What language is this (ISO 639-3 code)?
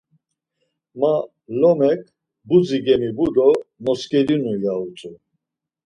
lzz